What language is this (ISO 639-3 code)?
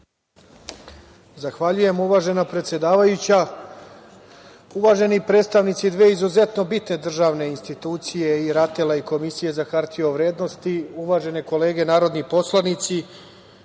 srp